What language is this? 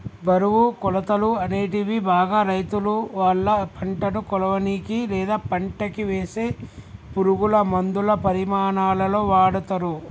Telugu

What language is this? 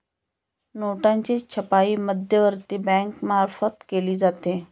Marathi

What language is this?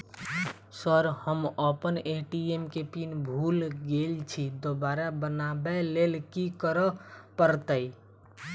Maithili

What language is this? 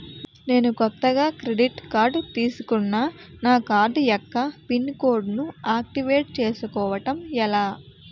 Telugu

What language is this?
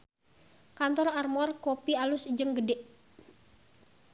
Sundanese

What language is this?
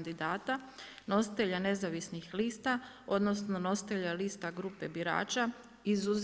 Croatian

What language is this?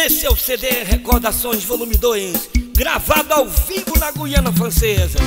Portuguese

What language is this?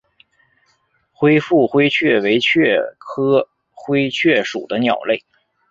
Chinese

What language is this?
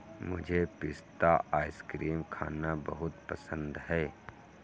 Hindi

